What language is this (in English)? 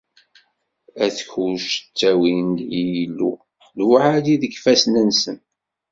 Kabyle